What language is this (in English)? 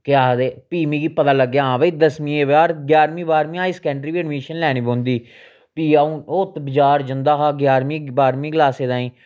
Dogri